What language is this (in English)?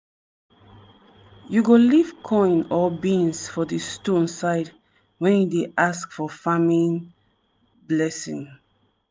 Nigerian Pidgin